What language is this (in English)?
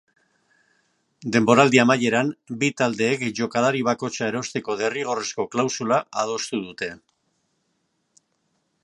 Basque